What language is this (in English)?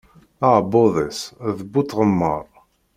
Kabyle